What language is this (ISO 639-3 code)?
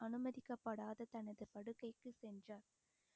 tam